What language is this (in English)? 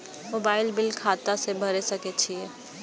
Maithili